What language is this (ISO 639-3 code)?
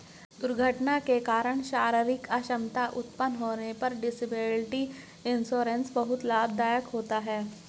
hin